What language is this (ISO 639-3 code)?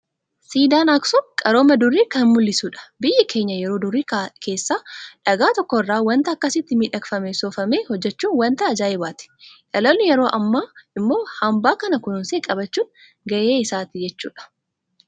orm